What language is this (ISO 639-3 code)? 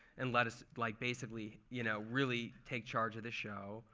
eng